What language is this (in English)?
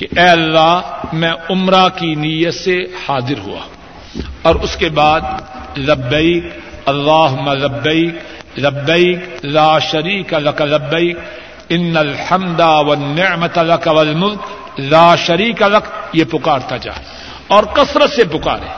Urdu